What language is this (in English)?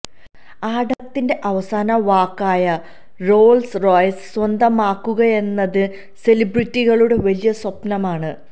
Malayalam